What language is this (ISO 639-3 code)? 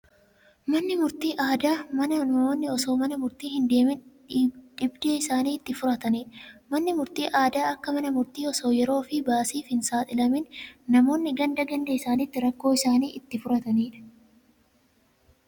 orm